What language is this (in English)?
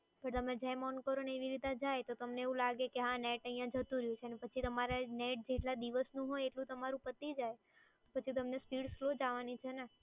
Gujarati